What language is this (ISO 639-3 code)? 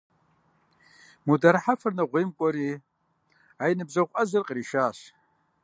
kbd